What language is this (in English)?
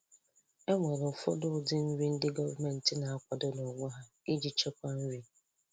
Igbo